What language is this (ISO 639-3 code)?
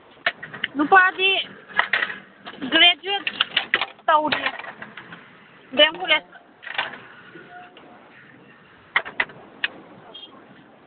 mni